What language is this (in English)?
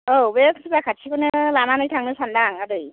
Bodo